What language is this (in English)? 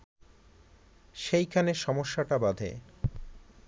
Bangla